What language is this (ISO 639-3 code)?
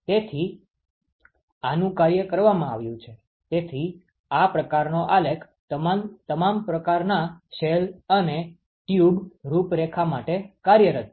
guj